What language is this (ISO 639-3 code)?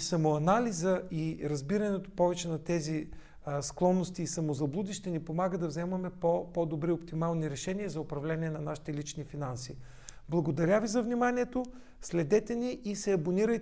bul